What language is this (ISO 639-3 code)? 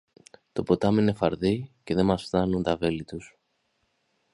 ell